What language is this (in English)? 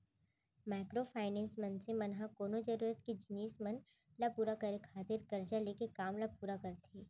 Chhattisgarhi